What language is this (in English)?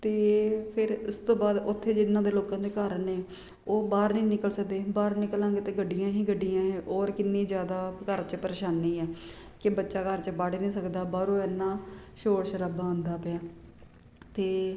Punjabi